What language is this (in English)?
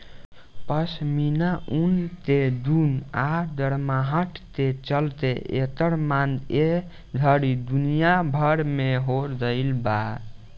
Bhojpuri